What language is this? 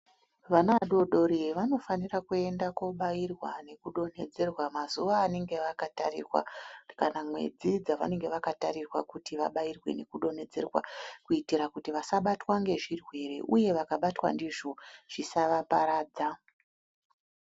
Ndau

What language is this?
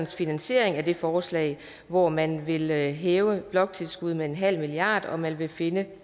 Danish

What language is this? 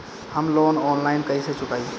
Bhojpuri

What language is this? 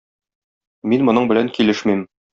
Tatar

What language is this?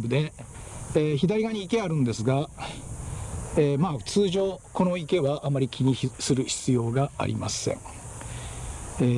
Japanese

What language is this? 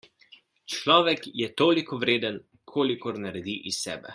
Slovenian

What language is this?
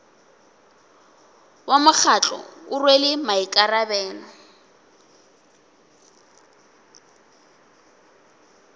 Northern Sotho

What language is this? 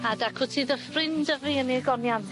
Welsh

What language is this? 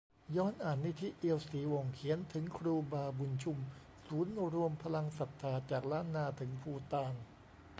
Thai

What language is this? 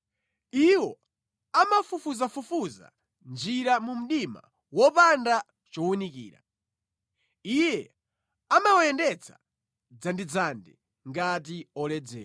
Nyanja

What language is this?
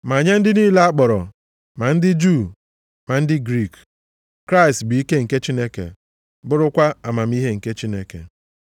Igbo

